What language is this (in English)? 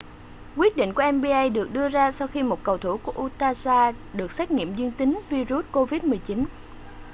Vietnamese